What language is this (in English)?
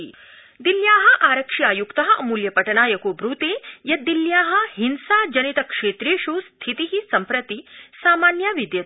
Sanskrit